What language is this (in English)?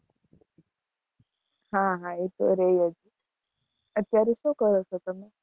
Gujarati